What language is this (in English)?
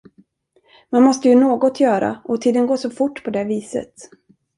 Swedish